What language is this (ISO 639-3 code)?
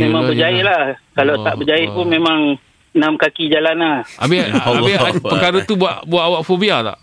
msa